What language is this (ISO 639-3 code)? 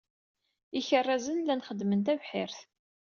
kab